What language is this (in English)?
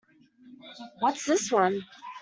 English